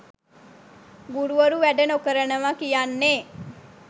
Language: Sinhala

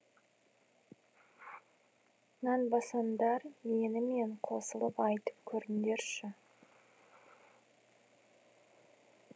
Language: Kazakh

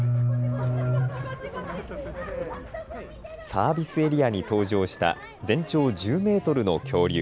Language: Japanese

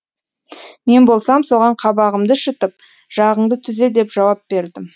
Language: Kazakh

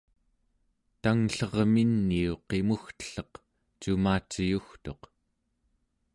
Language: Central Yupik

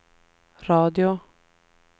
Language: Swedish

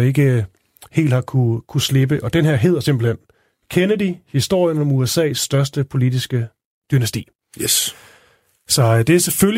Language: Danish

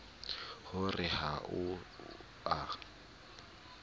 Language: Southern Sotho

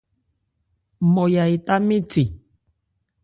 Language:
Ebrié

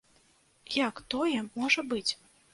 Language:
Belarusian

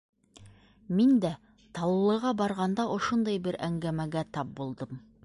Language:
Bashkir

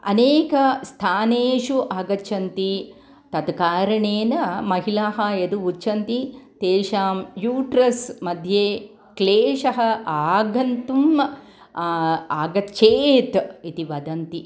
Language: Sanskrit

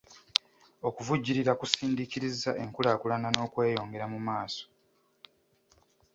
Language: Ganda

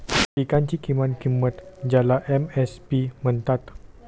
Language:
Marathi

